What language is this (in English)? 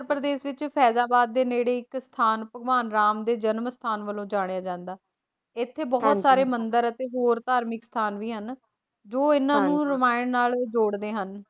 Punjabi